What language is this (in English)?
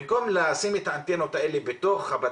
Hebrew